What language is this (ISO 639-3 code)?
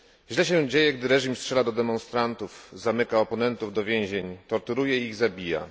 pol